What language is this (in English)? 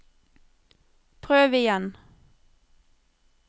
Norwegian